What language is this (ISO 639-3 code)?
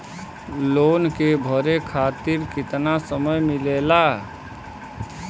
bho